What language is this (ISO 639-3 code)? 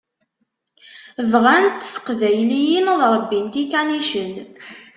kab